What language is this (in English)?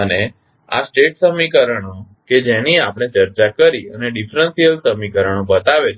Gujarati